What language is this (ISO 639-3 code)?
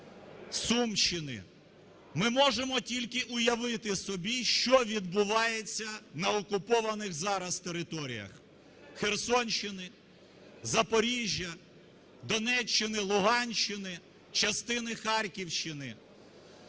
ukr